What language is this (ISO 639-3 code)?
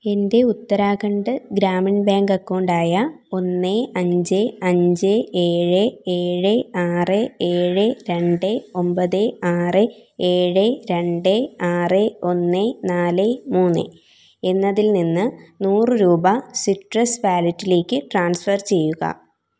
mal